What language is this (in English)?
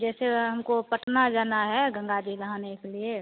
Hindi